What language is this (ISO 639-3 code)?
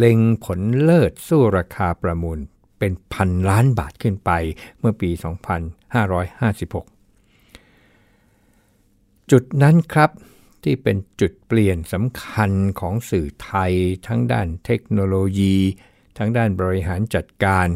tha